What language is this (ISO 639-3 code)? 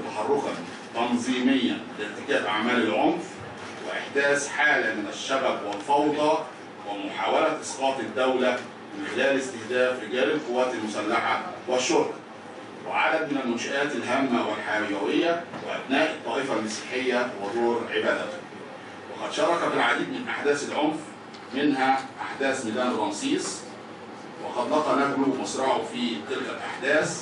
ara